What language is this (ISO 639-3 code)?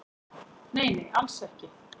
isl